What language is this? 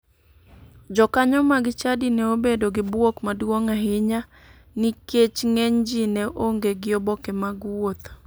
Luo (Kenya and Tanzania)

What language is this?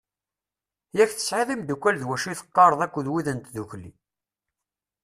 Kabyle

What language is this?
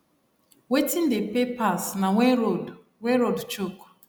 Nigerian Pidgin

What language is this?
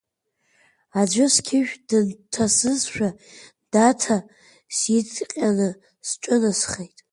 Abkhazian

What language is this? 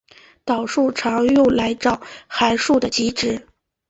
Chinese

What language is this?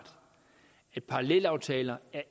Danish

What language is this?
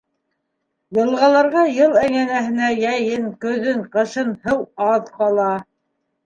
Bashkir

